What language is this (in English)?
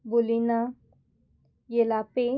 Konkani